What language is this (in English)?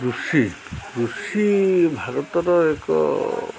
Odia